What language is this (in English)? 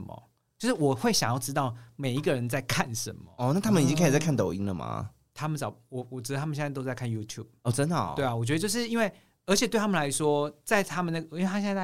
Chinese